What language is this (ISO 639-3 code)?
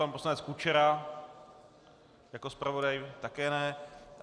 ces